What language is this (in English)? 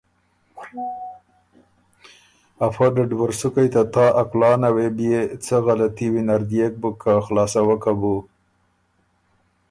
Ormuri